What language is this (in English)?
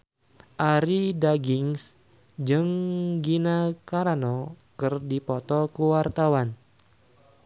Sundanese